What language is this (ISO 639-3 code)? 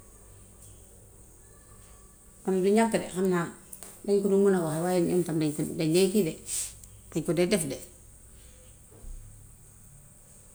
wof